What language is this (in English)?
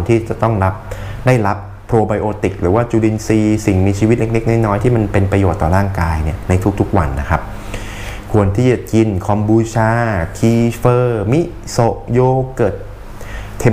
Thai